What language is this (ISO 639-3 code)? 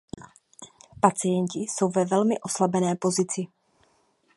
ces